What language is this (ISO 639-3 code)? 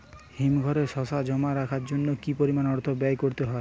ben